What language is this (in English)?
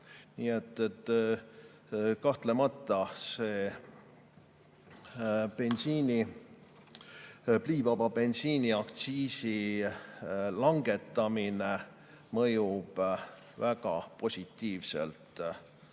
Estonian